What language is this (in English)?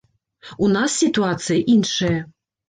Belarusian